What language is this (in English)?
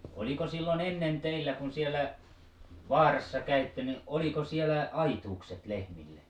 Finnish